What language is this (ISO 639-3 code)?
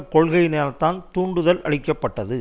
tam